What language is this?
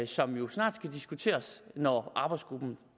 Danish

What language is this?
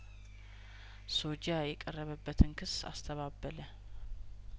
Amharic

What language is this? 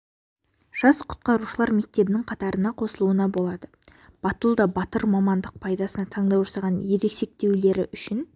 Kazakh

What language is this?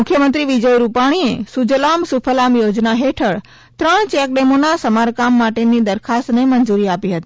Gujarati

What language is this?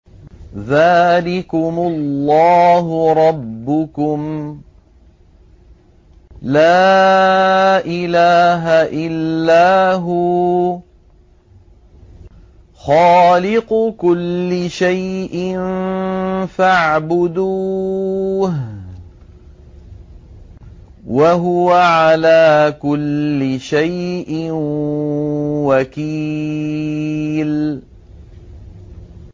Arabic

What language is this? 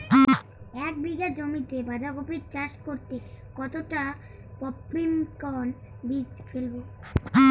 Bangla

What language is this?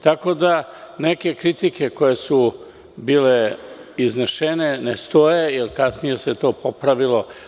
Serbian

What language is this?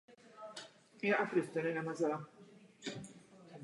Czech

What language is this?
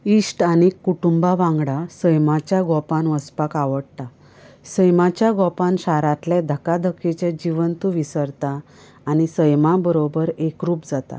Konkani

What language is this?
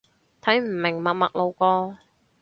Cantonese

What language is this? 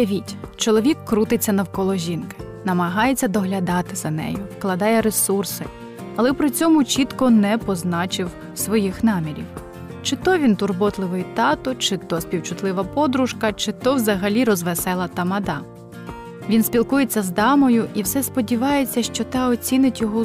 Ukrainian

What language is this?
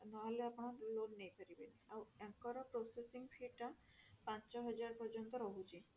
Odia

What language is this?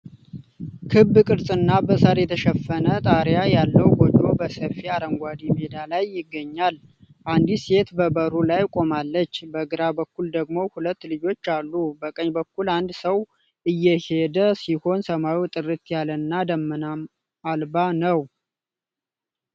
Amharic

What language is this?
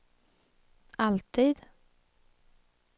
Swedish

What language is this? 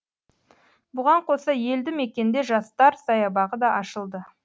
Kazakh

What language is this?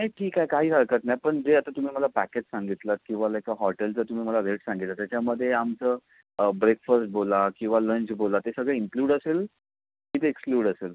Marathi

